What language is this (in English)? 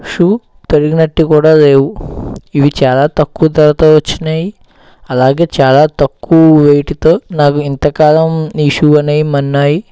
Telugu